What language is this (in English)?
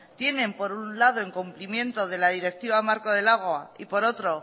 Spanish